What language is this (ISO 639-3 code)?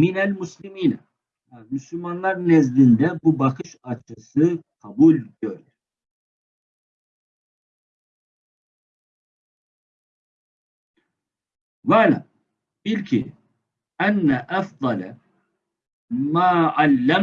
tur